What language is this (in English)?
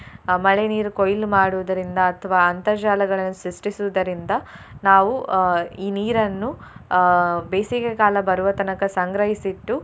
Kannada